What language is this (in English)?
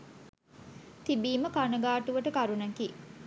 Sinhala